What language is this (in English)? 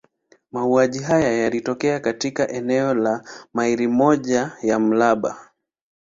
Swahili